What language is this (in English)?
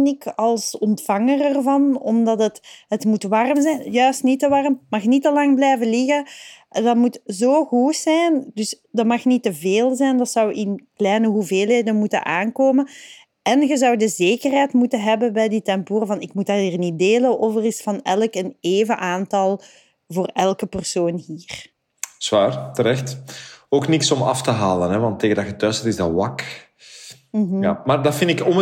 Dutch